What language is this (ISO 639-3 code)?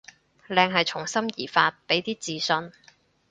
yue